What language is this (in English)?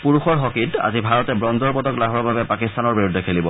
Assamese